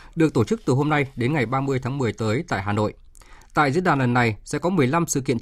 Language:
Vietnamese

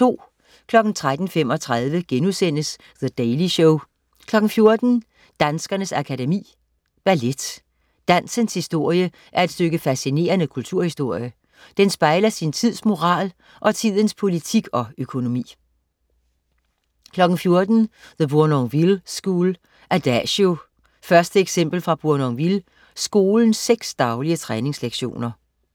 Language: Danish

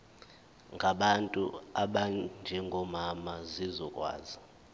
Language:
Zulu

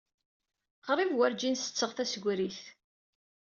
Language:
Kabyle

